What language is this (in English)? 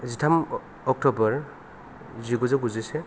Bodo